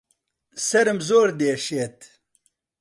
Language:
Central Kurdish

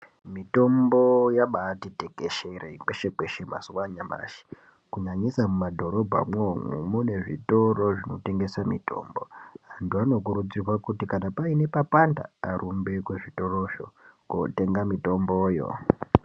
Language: Ndau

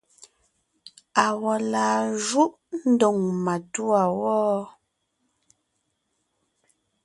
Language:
Ngiemboon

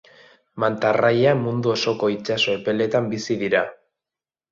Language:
Basque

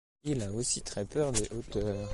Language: French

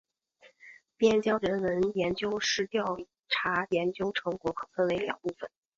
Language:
Chinese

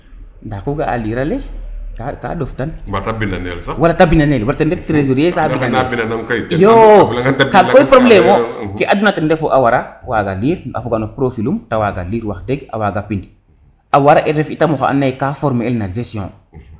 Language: Serer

